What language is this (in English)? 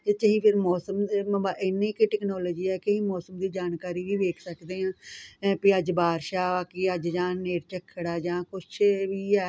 Punjabi